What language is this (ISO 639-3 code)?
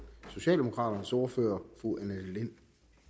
dan